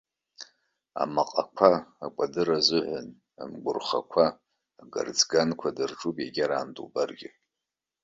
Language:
Abkhazian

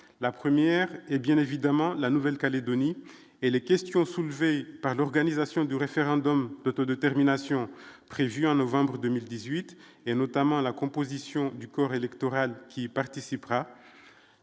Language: French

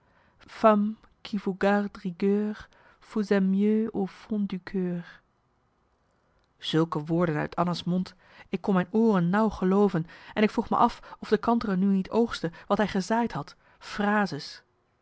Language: Dutch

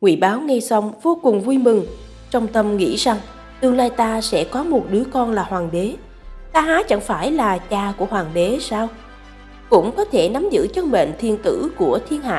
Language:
Vietnamese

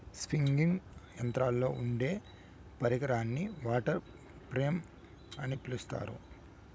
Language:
Telugu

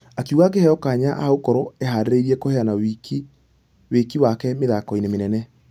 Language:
Kikuyu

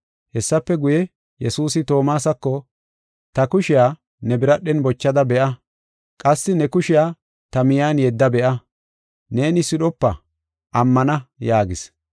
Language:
Gofa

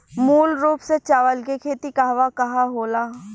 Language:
Bhojpuri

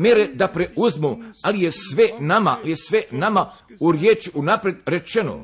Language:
Croatian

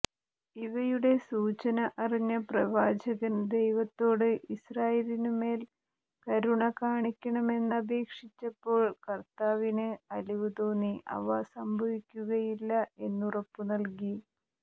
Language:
Malayalam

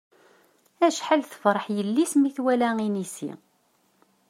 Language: Kabyle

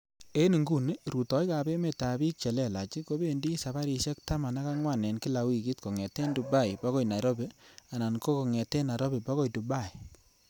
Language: Kalenjin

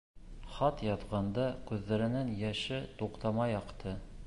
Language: Bashkir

